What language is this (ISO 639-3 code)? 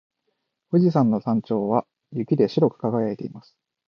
jpn